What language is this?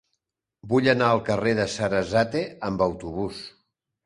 Catalan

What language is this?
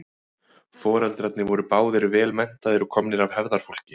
Icelandic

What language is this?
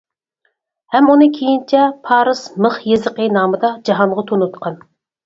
Uyghur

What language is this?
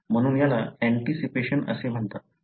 Marathi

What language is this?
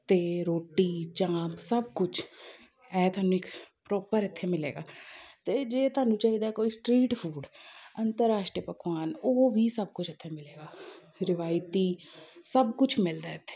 Punjabi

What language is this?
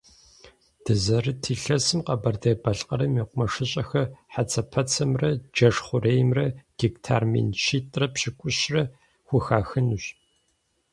Kabardian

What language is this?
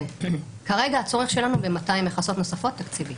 Hebrew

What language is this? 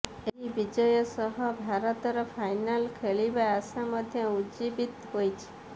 Odia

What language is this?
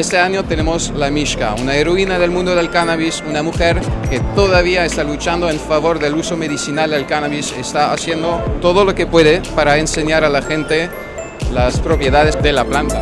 Spanish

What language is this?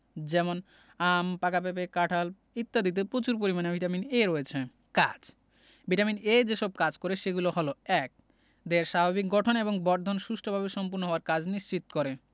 Bangla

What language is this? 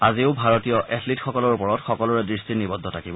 Assamese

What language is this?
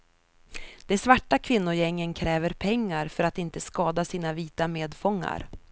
Swedish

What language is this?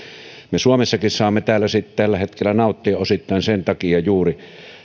Finnish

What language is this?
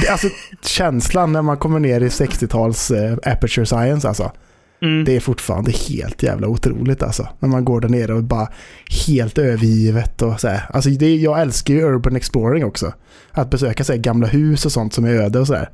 Swedish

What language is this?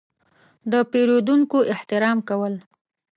Pashto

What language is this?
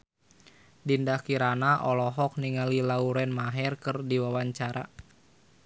Sundanese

